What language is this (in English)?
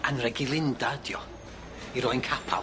Welsh